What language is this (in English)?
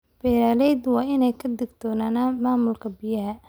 Somali